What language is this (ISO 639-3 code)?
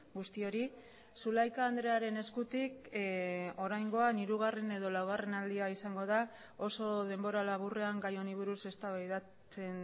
eus